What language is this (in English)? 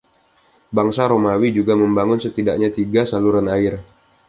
Indonesian